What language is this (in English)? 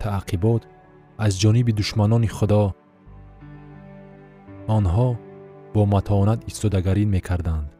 Persian